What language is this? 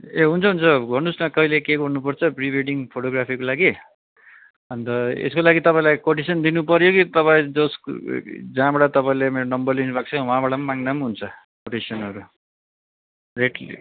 Nepali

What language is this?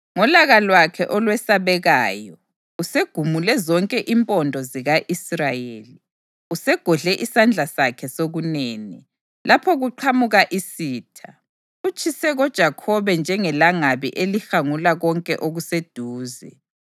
North Ndebele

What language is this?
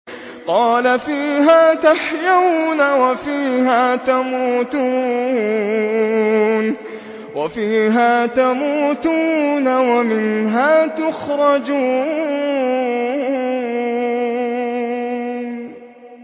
Arabic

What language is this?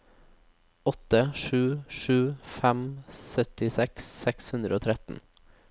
Norwegian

